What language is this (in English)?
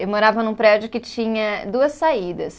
Portuguese